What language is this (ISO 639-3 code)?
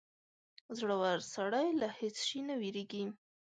pus